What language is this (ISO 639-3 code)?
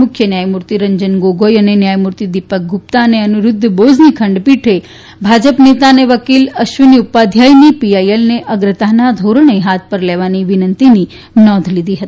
guj